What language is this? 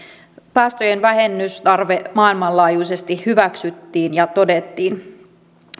Finnish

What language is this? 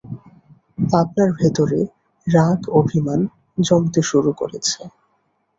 Bangla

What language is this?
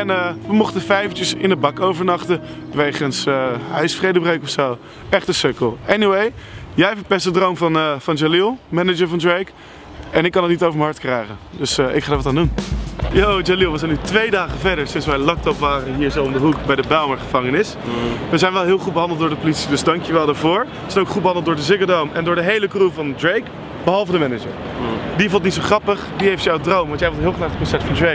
Dutch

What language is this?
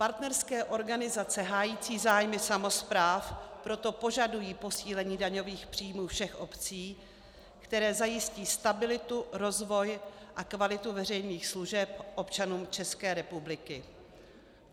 Czech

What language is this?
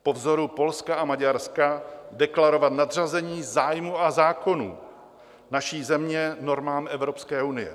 Czech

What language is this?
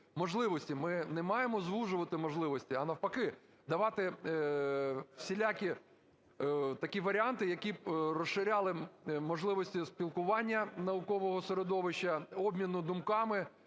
Ukrainian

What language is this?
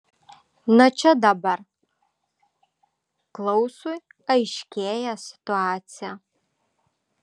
Lithuanian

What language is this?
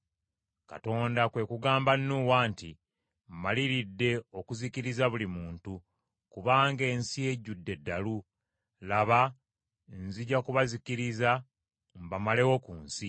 Ganda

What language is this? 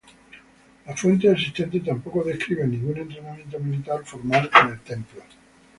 Spanish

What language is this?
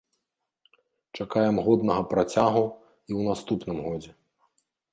Belarusian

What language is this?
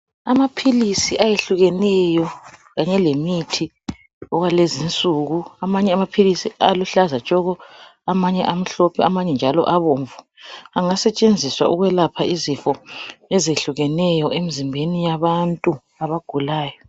North Ndebele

